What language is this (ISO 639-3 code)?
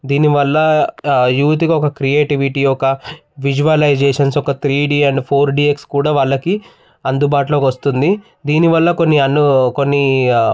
tel